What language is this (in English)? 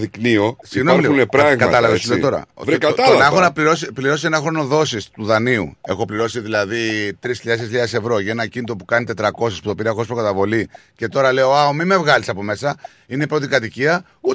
Greek